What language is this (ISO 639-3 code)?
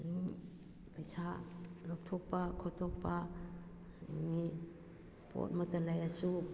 mni